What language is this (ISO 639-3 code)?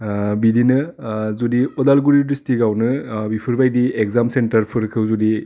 brx